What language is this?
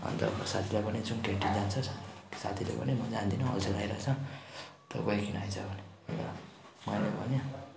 Nepali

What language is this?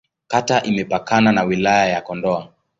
Swahili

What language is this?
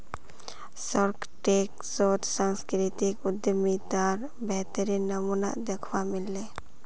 Magahi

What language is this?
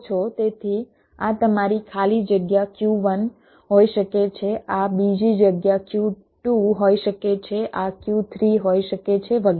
Gujarati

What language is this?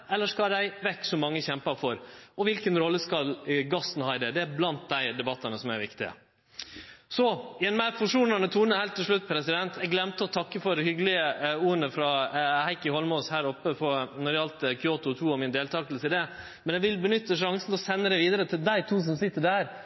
Norwegian Nynorsk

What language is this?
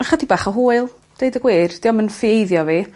Welsh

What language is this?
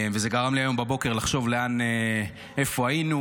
Hebrew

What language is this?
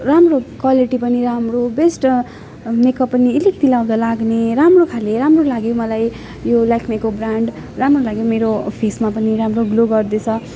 Nepali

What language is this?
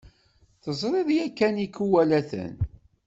Kabyle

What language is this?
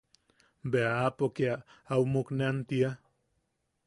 Yaqui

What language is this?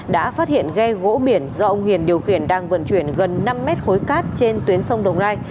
Vietnamese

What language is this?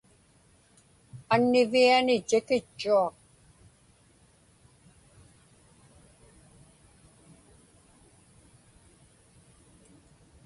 Inupiaq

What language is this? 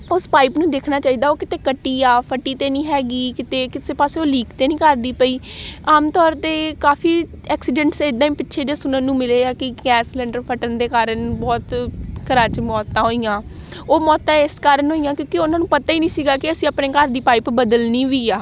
Punjabi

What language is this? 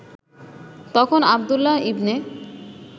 Bangla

